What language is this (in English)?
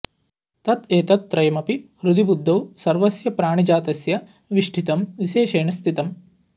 Sanskrit